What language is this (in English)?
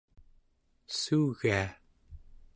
Central Yupik